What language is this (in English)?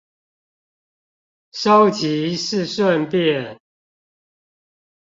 Chinese